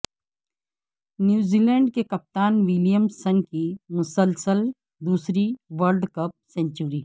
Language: Urdu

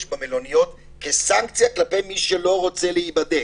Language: Hebrew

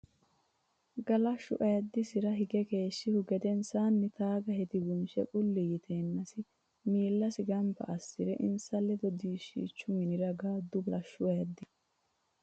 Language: Sidamo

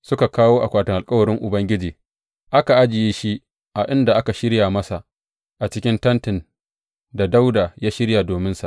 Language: Hausa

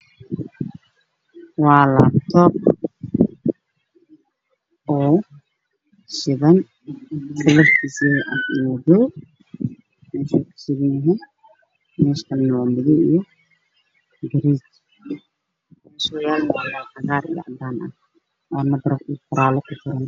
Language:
Somali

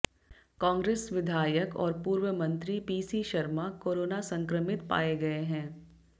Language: Hindi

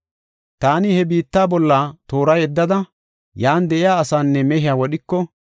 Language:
Gofa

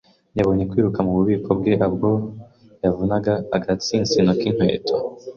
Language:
Kinyarwanda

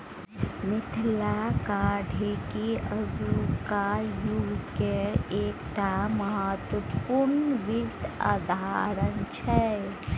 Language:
Maithili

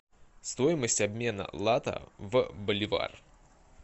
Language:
Russian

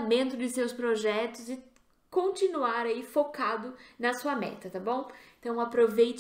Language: Portuguese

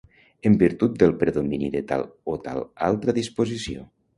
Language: Catalan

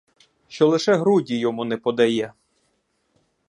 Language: Ukrainian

